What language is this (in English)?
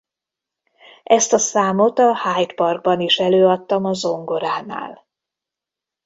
Hungarian